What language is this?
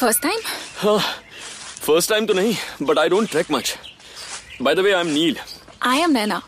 Hindi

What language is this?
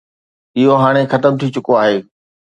Sindhi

